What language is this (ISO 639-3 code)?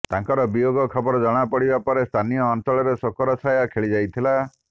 ori